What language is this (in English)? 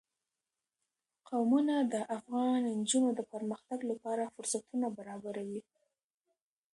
Pashto